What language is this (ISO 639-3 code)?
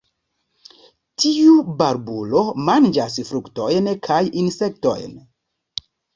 epo